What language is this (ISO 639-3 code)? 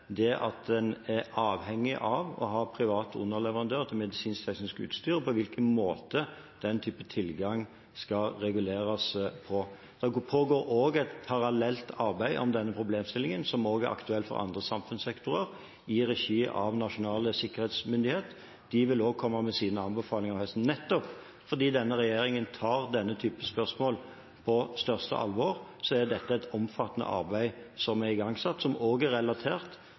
nob